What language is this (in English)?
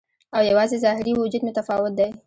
Pashto